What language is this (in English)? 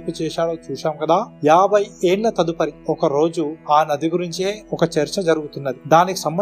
Telugu